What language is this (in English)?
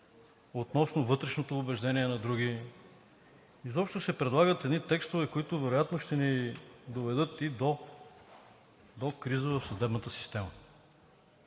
Bulgarian